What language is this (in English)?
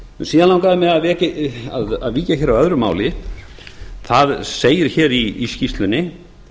Icelandic